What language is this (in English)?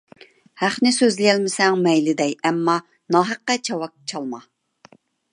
Uyghur